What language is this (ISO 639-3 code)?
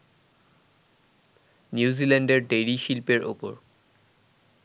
ben